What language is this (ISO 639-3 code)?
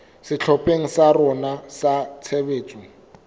sot